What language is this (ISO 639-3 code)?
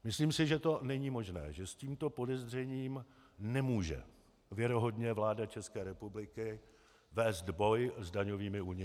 ces